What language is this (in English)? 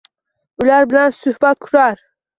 Uzbek